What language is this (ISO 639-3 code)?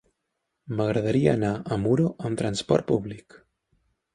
cat